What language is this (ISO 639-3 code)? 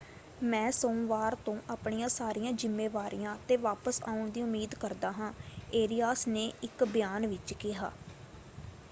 pan